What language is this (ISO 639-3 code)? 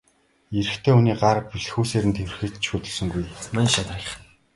mon